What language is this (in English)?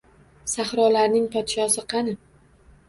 Uzbek